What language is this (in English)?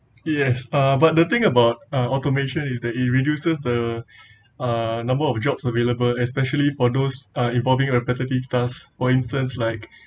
English